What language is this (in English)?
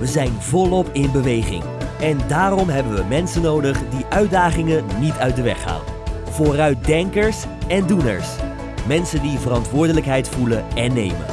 Dutch